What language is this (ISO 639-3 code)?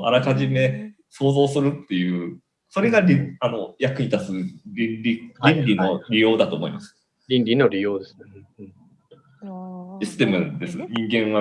jpn